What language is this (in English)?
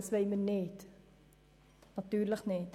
Swiss German